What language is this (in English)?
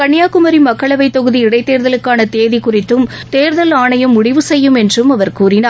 Tamil